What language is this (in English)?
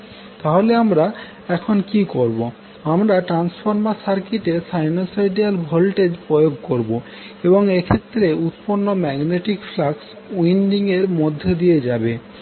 Bangla